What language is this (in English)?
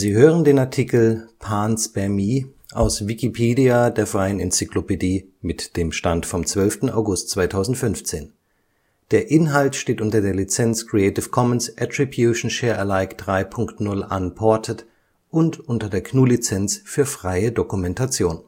German